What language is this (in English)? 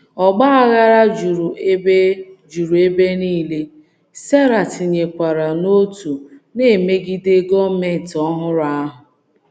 Igbo